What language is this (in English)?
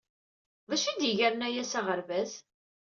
Kabyle